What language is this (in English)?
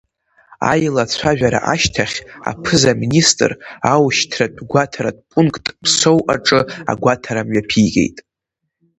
Abkhazian